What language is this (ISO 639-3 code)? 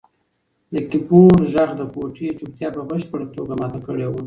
pus